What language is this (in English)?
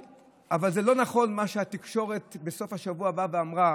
Hebrew